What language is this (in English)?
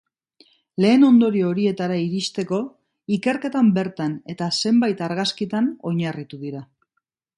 Basque